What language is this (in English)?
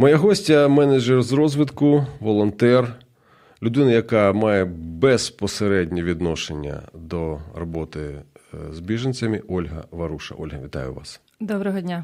Ukrainian